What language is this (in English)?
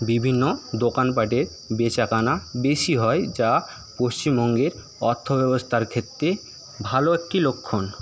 Bangla